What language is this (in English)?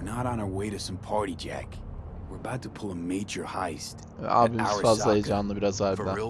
Turkish